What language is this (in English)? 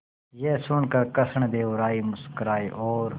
Hindi